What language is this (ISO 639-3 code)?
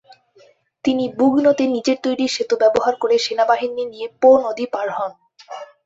ben